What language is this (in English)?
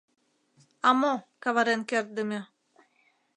Mari